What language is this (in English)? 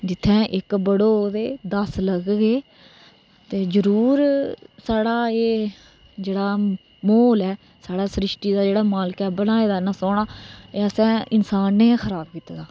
Dogri